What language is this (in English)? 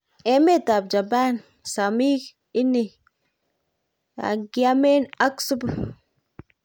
Kalenjin